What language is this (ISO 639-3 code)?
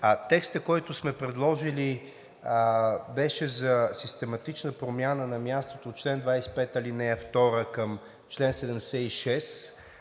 bul